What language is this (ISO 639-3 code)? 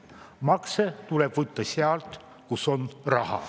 est